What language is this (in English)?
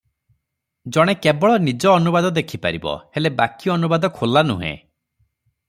Odia